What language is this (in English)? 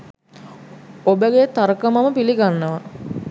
Sinhala